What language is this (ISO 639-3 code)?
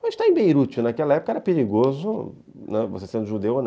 por